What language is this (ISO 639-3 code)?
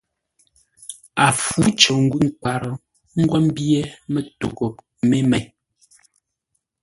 nla